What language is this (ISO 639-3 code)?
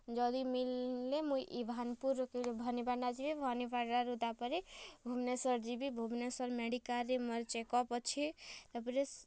ori